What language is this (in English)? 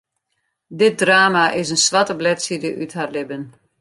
Western Frisian